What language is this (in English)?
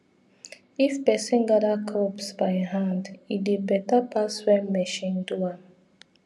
Nigerian Pidgin